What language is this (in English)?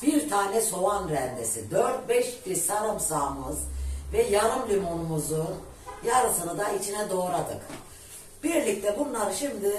Turkish